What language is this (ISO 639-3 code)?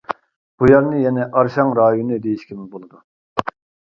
uig